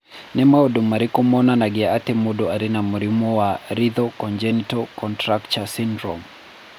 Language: Kikuyu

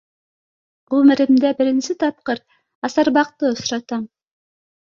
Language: Bashkir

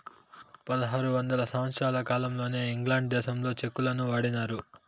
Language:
Telugu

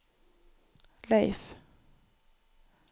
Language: Norwegian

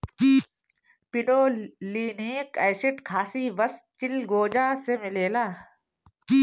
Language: Bhojpuri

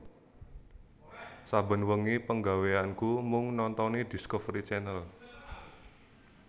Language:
Javanese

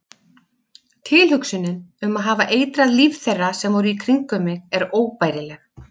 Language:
Icelandic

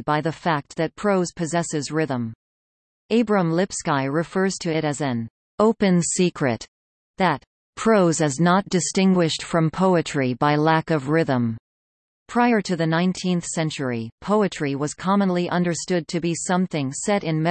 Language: English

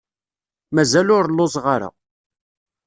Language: Kabyle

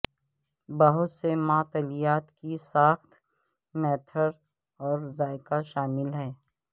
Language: Urdu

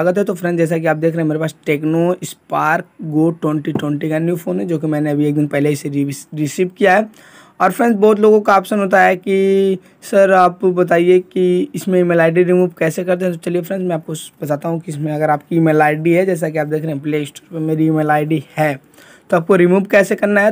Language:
Hindi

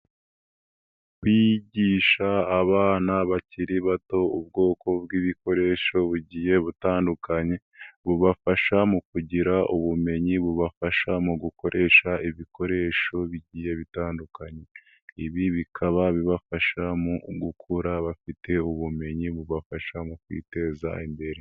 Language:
Kinyarwanda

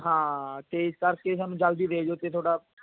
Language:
Punjabi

